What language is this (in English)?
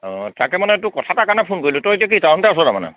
Assamese